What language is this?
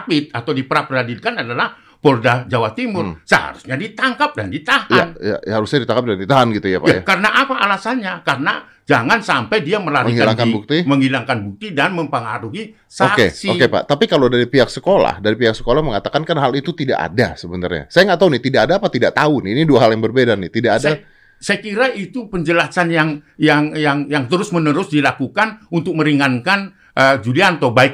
Indonesian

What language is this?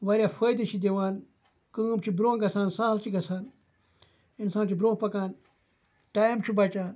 Kashmiri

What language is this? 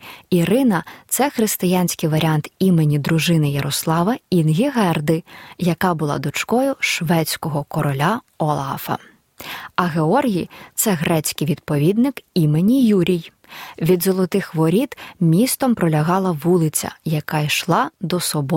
Ukrainian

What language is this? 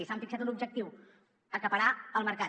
Catalan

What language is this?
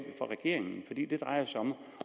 Danish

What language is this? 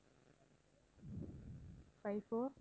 Tamil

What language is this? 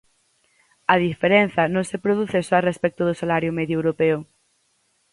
Galician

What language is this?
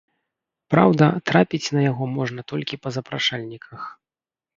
Belarusian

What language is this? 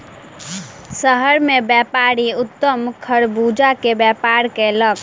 Maithili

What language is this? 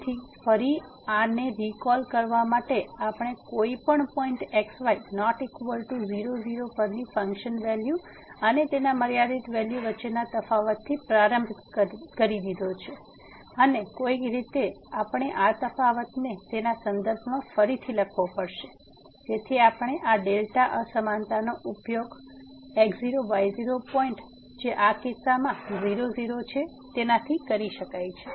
Gujarati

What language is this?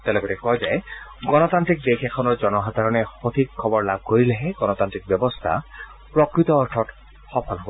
Assamese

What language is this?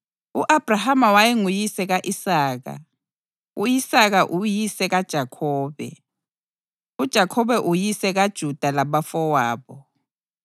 North Ndebele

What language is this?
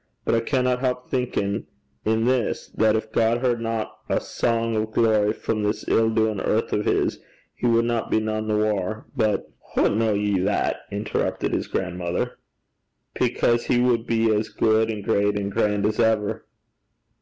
English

